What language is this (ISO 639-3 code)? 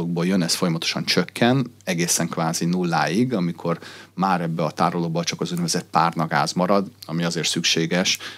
hun